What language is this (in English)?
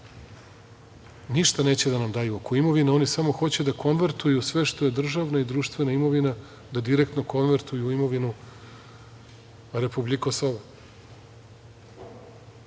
Serbian